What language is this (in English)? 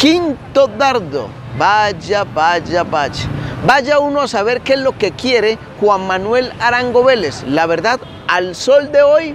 Spanish